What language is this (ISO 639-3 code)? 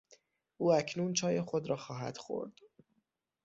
fas